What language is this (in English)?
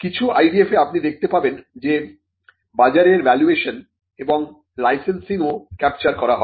Bangla